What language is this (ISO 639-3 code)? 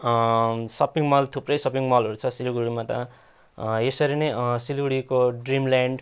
nep